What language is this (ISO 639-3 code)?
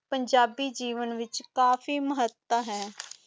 pan